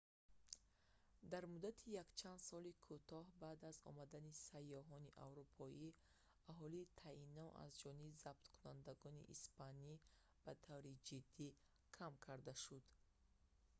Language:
Tajik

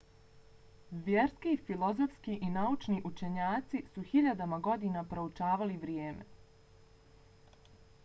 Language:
Bosnian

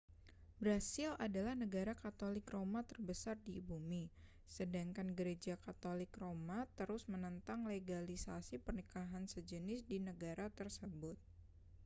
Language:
Indonesian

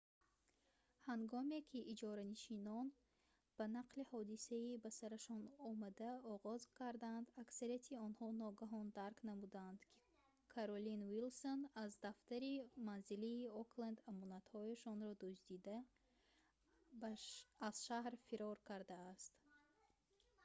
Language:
Tajik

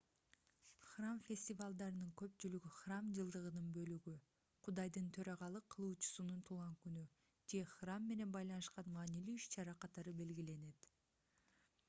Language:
Kyrgyz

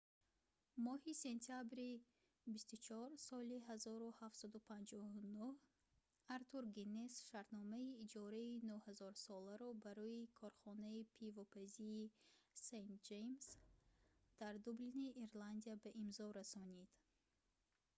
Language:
Tajik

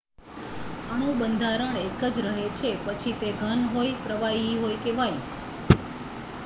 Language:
Gujarati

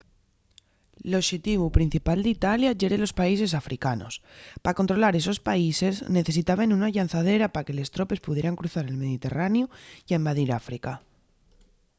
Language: Asturian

